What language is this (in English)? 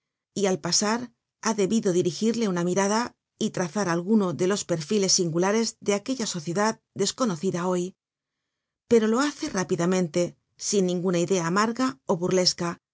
Spanish